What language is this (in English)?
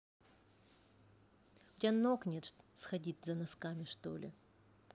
Russian